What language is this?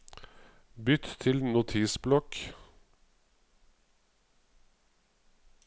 Norwegian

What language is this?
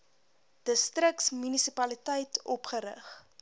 Afrikaans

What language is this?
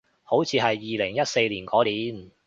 Cantonese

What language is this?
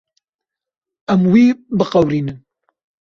Kurdish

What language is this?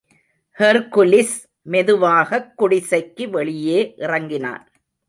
Tamil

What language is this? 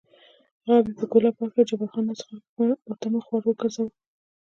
Pashto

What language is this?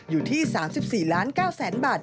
Thai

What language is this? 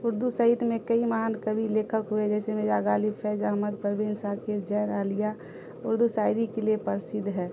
Urdu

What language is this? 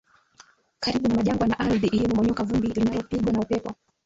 Swahili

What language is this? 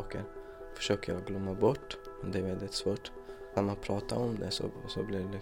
Swedish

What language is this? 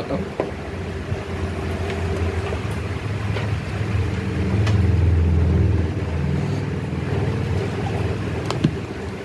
Hindi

